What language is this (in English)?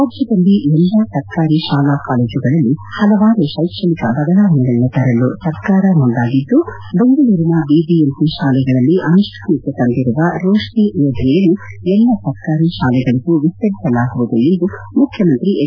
Kannada